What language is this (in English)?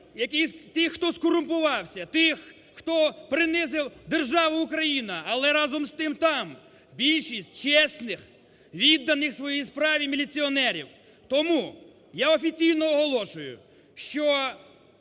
Ukrainian